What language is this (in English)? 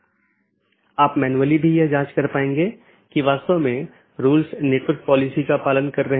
Hindi